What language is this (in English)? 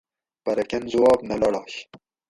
Gawri